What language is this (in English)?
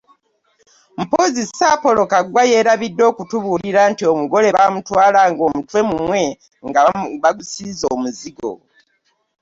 Ganda